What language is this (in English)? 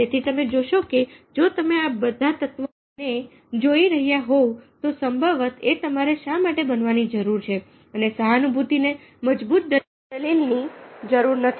Gujarati